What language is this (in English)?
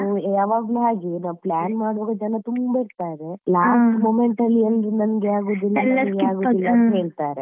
Kannada